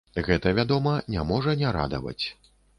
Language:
Belarusian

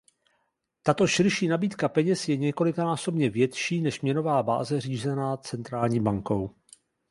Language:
Czech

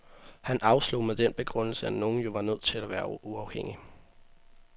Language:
Danish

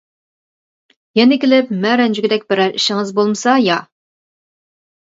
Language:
Uyghur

